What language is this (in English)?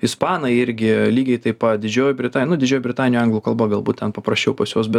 Lithuanian